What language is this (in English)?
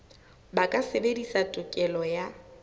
Southern Sotho